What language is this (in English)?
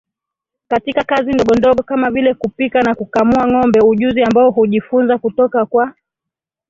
Swahili